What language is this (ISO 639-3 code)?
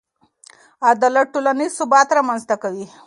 pus